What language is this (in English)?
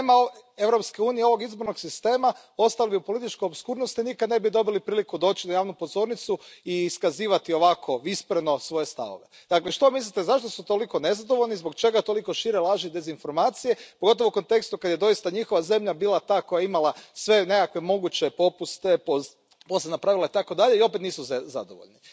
Croatian